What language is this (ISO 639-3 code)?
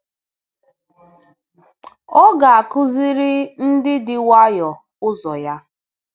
ibo